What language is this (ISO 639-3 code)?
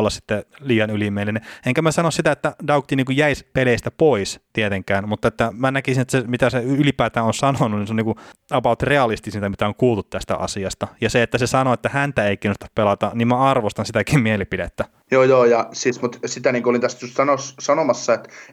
fin